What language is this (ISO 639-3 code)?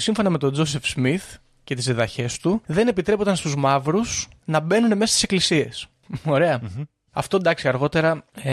ell